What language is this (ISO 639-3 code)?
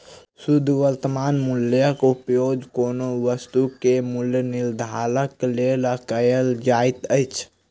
mai